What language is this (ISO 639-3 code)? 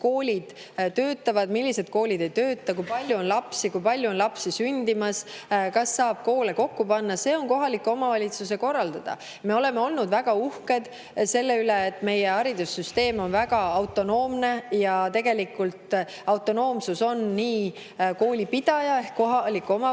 est